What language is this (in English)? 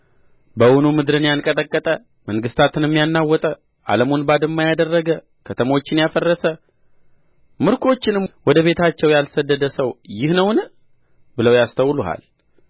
Amharic